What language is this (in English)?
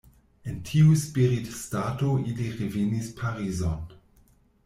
Esperanto